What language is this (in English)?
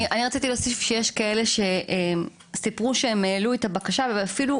Hebrew